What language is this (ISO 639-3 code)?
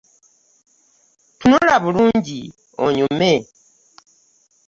lug